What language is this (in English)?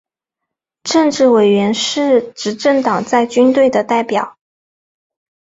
Chinese